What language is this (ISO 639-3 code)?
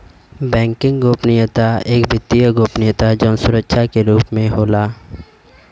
bho